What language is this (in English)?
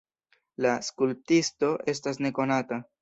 Esperanto